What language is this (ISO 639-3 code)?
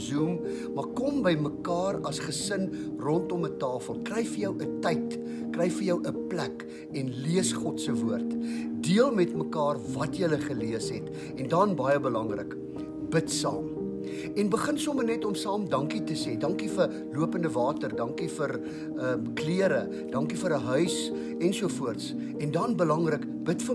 nld